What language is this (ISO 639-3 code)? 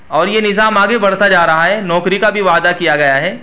urd